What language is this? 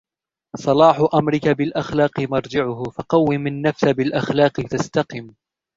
Arabic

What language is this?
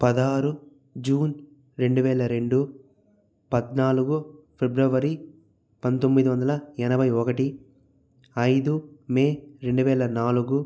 Telugu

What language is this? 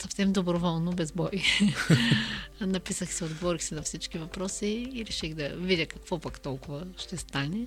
Bulgarian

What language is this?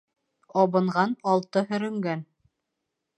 Bashkir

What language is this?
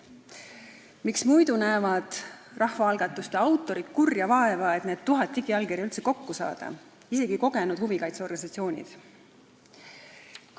Estonian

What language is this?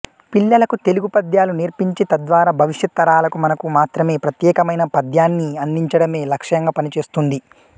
Telugu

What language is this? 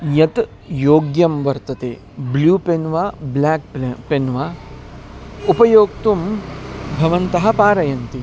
Sanskrit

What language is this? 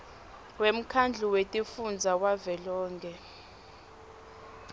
Swati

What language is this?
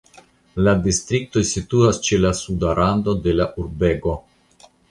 Esperanto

